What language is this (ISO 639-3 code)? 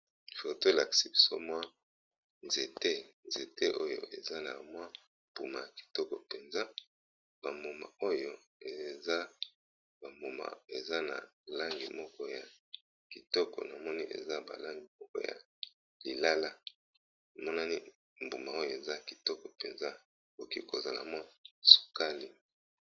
lin